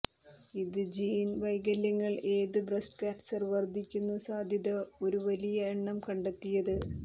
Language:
Malayalam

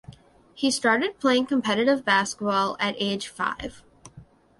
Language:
English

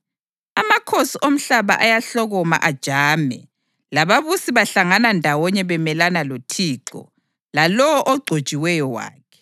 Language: North Ndebele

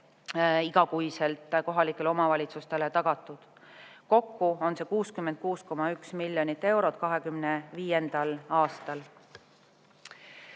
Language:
Estonian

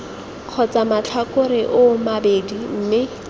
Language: Tswana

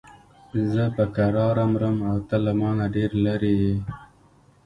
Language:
Pashto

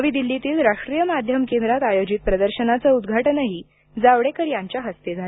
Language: Marathi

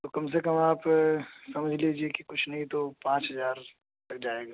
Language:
Urdu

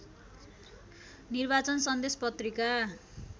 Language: Nepali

